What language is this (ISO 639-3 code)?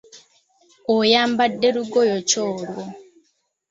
lug